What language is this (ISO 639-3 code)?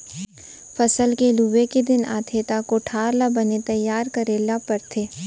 hne